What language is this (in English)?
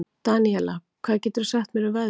Icelandic